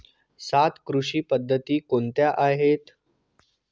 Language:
Marathi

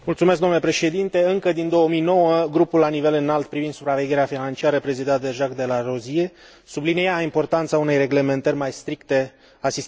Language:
Romanian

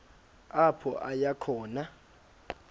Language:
Xhosa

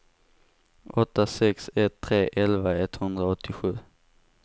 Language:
Swedish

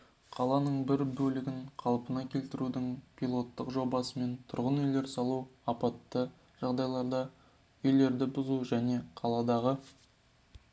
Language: Kazakh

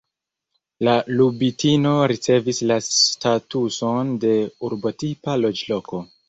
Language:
Esperanto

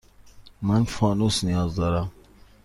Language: Persian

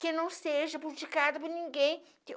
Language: Portuguese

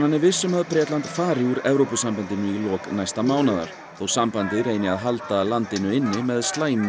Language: Icelandic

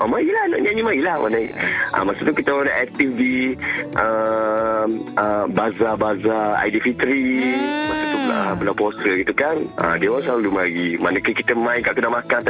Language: Malay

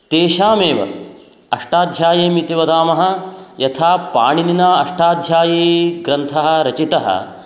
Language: Sanskrit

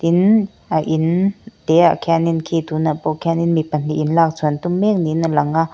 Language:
Mizo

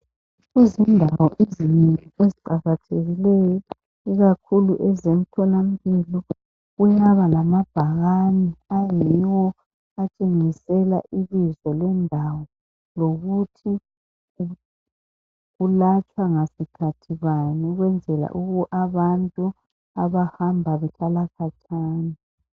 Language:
North Ndebele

